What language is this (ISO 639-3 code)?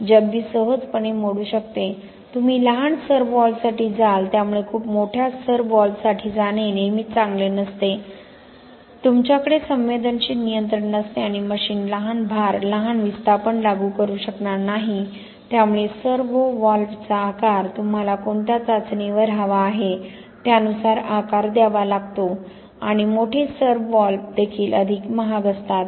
mar